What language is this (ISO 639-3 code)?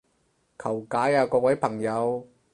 yue